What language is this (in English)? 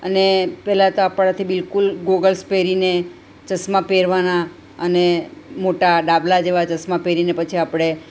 Gujarati